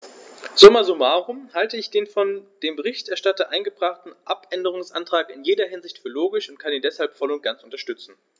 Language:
German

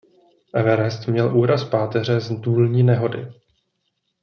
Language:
Czech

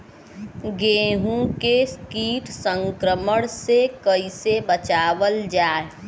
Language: Bhojpuri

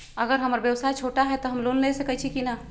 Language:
Magahi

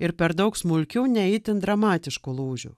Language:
Lithuanian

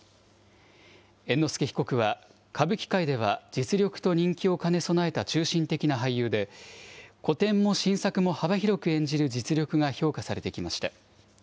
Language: Japanese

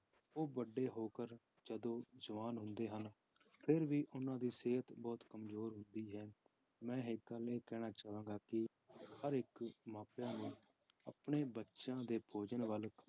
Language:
Punjabi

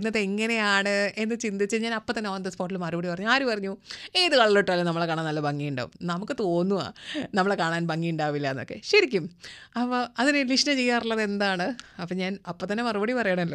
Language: Malayalam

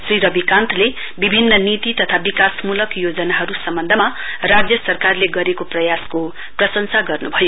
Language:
Nepali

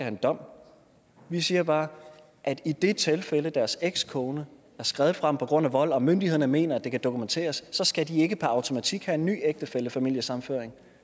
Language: Danish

